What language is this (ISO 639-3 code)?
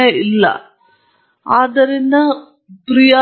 kan